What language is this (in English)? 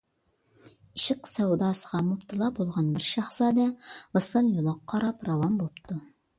Uyghur